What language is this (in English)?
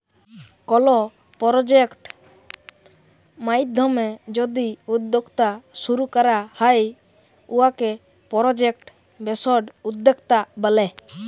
Bangla